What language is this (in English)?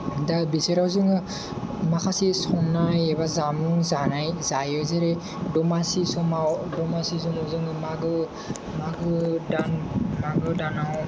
Bodo